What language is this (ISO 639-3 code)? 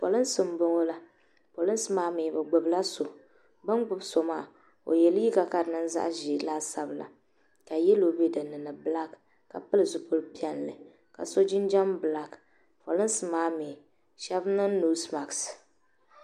dag